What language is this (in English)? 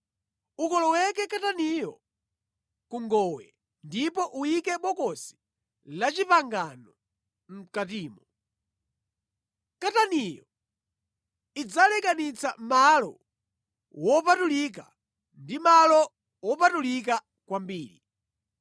Nyanja